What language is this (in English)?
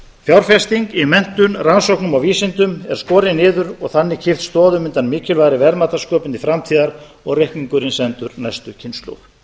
Icelandic